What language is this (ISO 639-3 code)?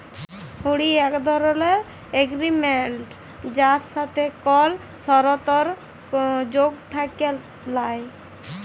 ben